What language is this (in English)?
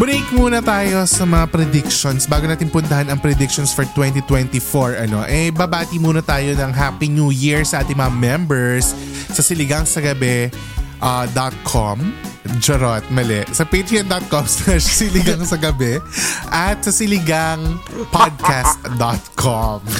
Filipino